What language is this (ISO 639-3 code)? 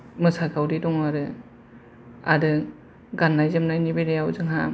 brx